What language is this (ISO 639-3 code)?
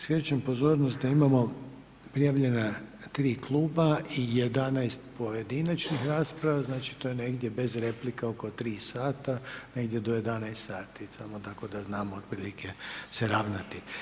hrv